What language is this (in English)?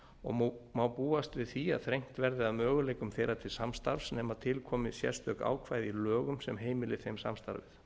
Icelandic